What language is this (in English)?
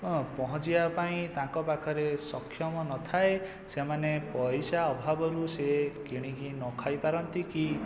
Odia